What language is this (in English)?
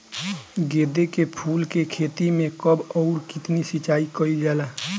Bhojpuri